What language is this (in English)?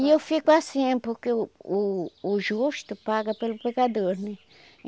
Portuguese